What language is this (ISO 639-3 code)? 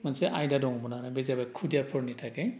brx